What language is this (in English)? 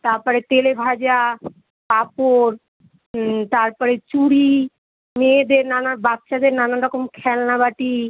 Bangla